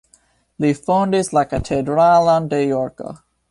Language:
Esperanto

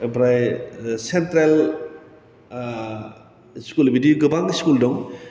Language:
Bodo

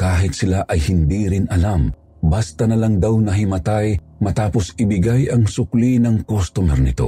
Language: Filipino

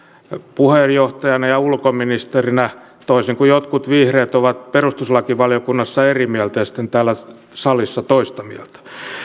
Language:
Finnish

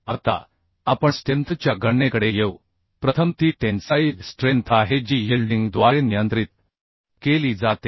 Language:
Marathi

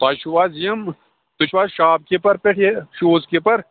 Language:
Kashmiri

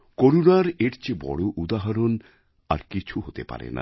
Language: Bangla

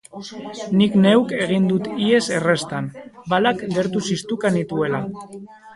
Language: Basque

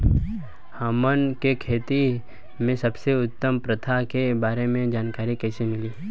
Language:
Bhojpuri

